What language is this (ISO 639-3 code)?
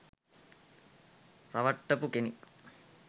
sin